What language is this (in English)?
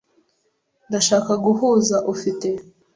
Kinyarwanda